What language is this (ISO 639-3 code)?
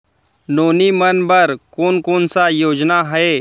hne